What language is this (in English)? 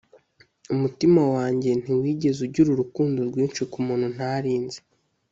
Kinyarwanda